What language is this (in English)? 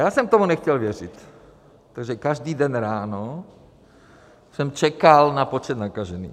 Czech